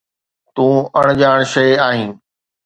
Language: Sindhi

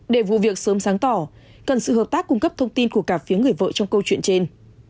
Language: Vietnamese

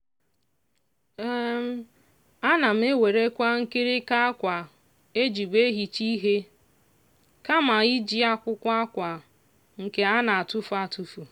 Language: Igbo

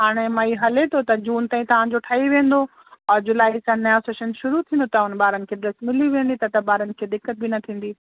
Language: Sindhi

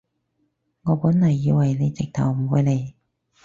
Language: Cantonese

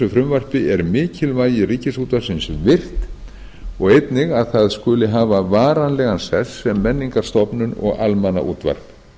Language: Icelandic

